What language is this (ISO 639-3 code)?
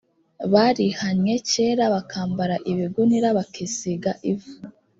kin